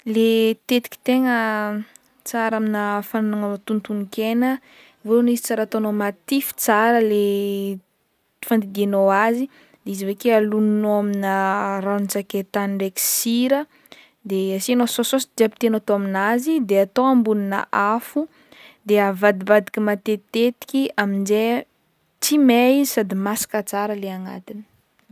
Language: Northern Betsimisaraka Malagasy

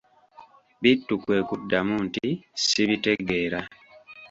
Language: Ganda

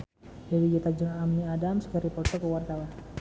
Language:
Sundanese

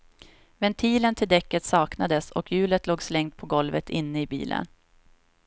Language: Swedish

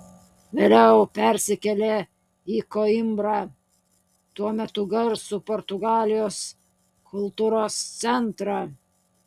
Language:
Lithuanian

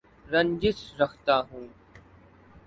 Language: Urdu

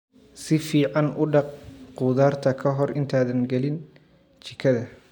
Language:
Somali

